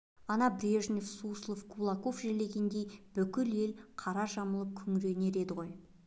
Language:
Kazakh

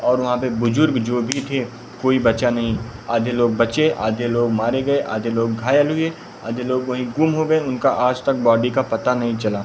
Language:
Hindi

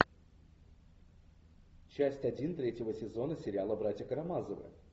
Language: Russian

